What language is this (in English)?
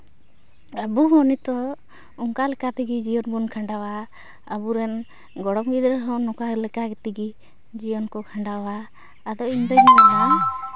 Santali